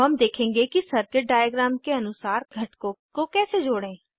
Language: Hindi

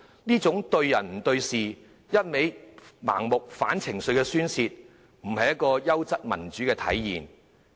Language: Cantonese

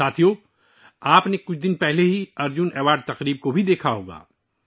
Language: Urdu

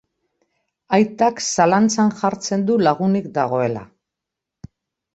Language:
Basque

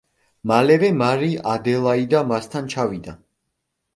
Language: Georgian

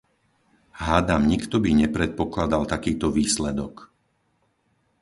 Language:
Slovak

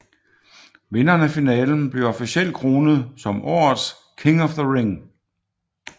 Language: Danish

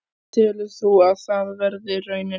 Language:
Icelandic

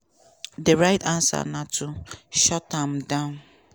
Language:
Nigerian Pidgin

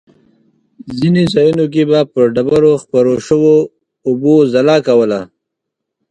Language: Pashto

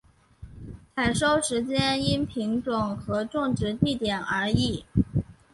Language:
Chinese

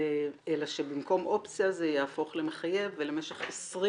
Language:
Hebrew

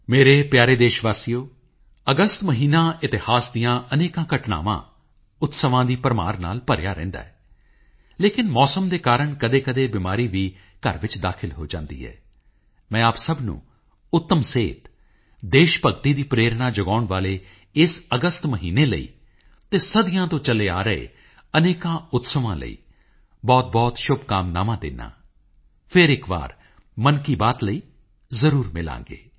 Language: Punjabi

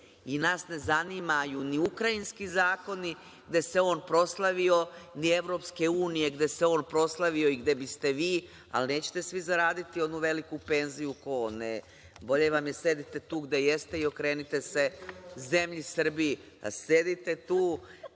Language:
Serbian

